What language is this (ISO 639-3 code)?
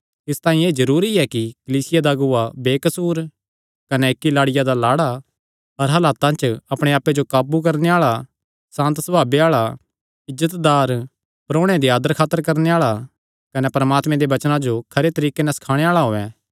xnr